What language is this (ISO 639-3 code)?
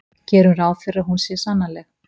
isl